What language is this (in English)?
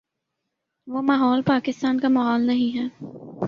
Urdu